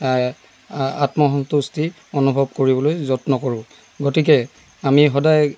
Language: Assamese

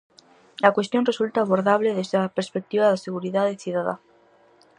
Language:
Galician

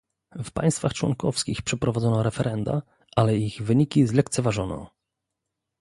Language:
Polish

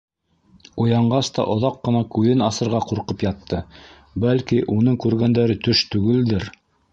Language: Bashkir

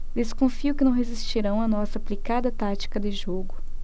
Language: Portuguese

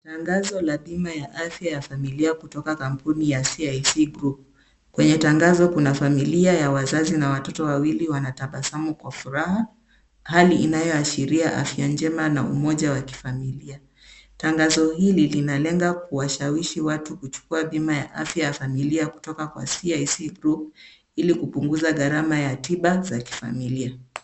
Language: Swahili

